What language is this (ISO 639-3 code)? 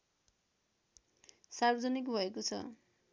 nep